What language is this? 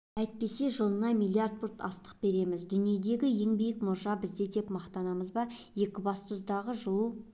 Kazakh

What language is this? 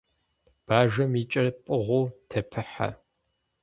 Kabardian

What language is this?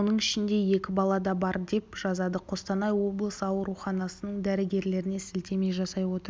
Kazakh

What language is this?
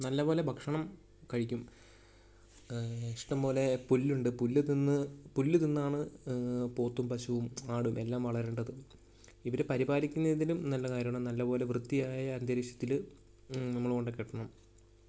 Malayalam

